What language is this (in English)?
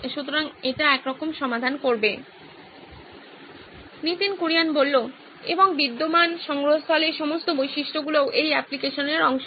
Bangla